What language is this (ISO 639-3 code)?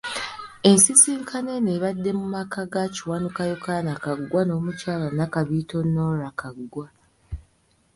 lug